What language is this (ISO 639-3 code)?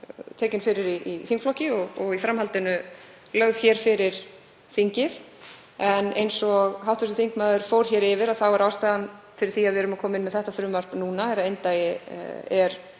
isl